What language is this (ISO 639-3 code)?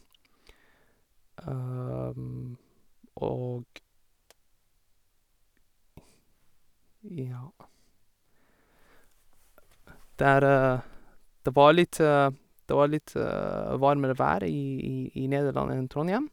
nor